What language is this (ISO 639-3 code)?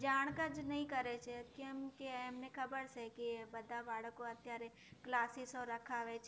guj